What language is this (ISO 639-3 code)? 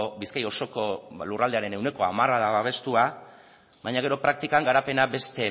eus